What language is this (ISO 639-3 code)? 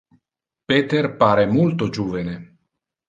ina